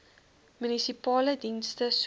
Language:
Afrikaans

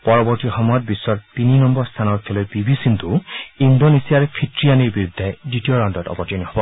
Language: Assamese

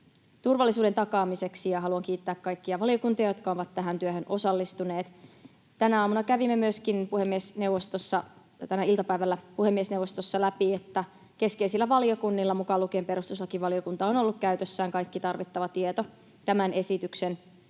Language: Finnish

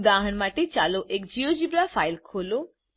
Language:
Gujarati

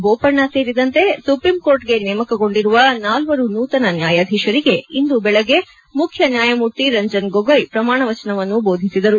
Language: Kannada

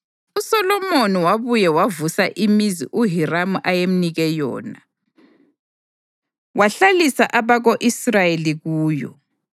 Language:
North Ndebele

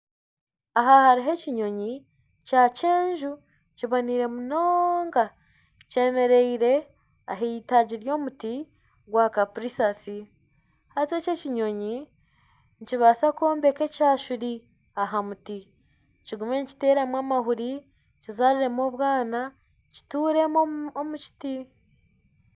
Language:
Nyankole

